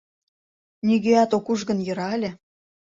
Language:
Mari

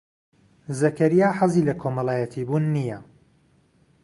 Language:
Central Kurdish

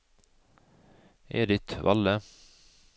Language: Norwegian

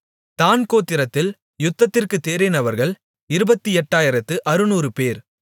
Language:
Tamil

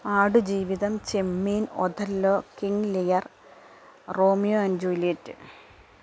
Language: Malayalam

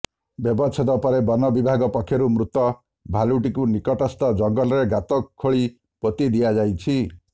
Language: Odia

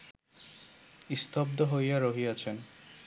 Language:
Bangla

